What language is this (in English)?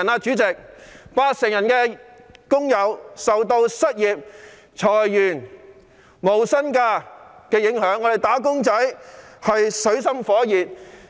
Cantonese